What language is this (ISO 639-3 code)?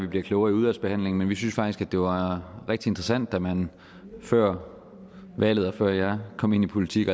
dan